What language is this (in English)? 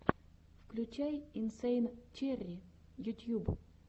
Russian